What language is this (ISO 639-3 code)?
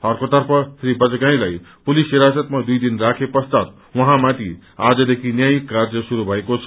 nep